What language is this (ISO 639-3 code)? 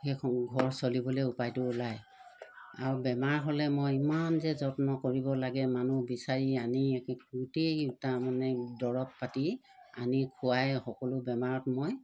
asm